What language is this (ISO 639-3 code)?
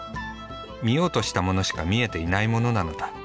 jpn